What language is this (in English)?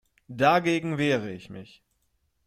German